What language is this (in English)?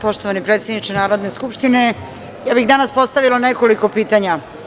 Serbian